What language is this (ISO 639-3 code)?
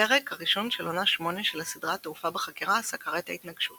heb